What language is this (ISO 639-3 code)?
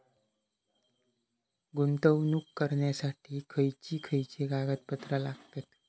mar